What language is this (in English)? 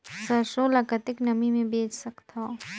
Chhattisgarhi